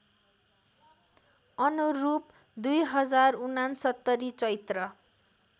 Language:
Nepali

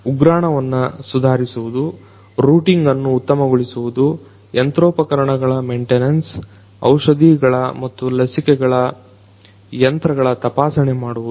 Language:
Kannada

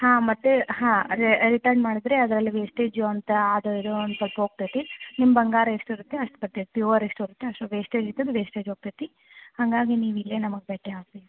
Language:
Kannada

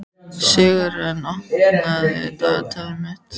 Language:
Icelandic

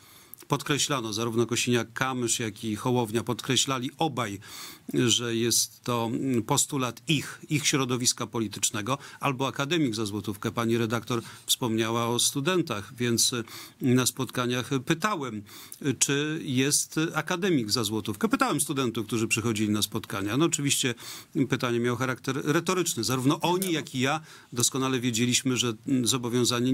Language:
Polish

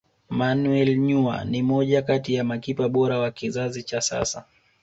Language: Swahili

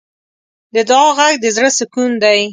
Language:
Pashto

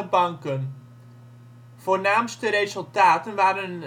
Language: Dutch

